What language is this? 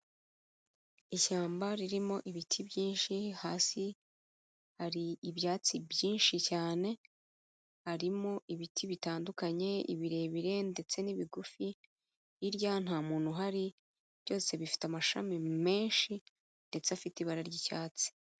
Kinyarwanda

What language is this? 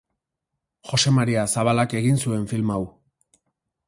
Basque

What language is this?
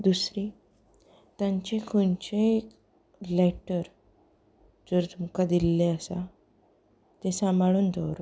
Konkani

